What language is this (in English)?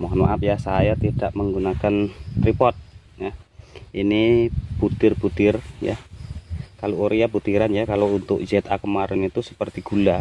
Indonesian